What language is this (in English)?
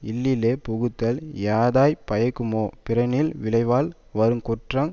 Tamil